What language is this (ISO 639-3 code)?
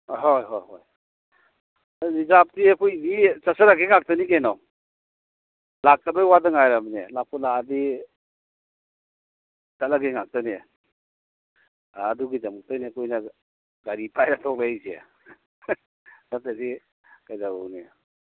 mni